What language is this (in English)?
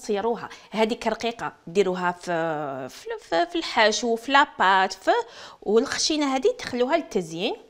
Arabic